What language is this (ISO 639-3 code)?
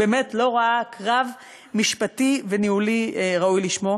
heb